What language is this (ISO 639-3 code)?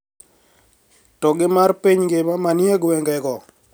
luo